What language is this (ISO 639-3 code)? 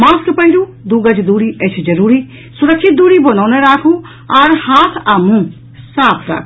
mai